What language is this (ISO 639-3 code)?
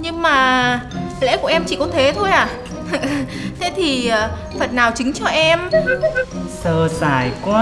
vie